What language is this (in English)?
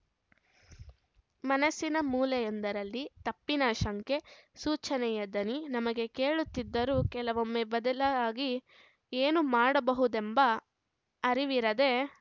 Kannada